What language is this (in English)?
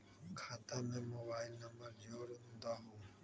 Magahi